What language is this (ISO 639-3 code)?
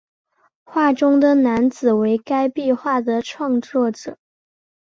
zho